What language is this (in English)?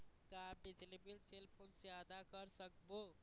Chhattisgarhi